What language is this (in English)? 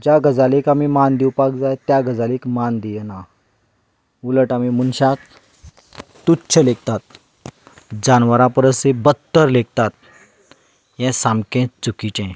Konkani